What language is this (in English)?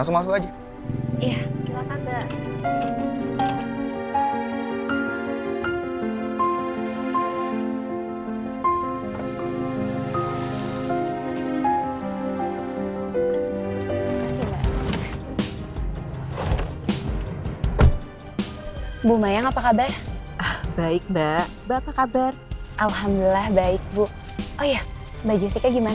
Indonesian